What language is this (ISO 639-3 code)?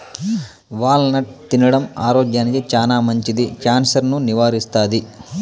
tel